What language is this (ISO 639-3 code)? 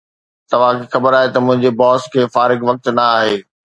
snd